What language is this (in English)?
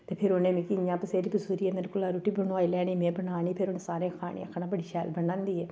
Dogri